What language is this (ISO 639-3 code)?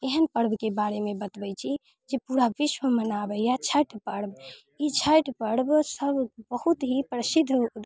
mai